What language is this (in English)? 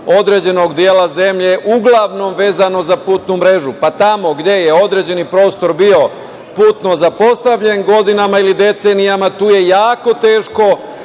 Serbian